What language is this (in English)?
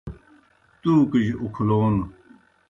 Kohistani Shina